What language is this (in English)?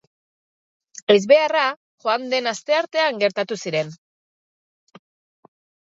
Basque